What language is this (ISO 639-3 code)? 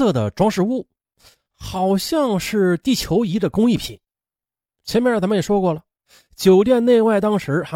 zho